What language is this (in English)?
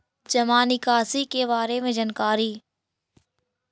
Magahi